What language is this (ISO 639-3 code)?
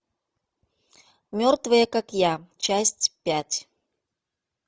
rus